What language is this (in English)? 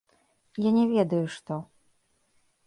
Belarusian